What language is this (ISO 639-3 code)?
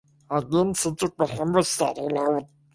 ind